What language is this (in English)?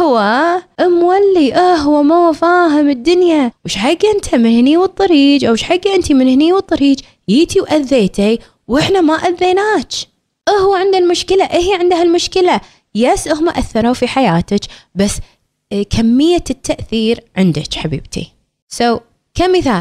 Arabic